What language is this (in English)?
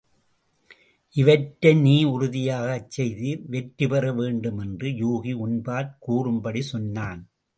Tamil